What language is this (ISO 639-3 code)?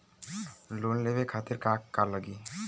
bho